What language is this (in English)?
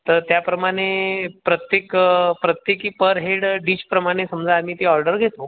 Marathi